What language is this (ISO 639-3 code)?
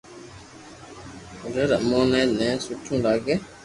lrk